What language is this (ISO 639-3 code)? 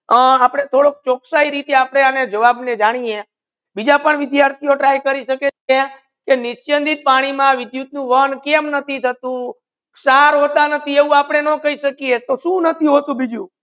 guj